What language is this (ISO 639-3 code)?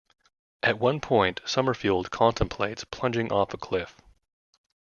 eng